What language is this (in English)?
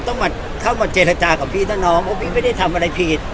Thai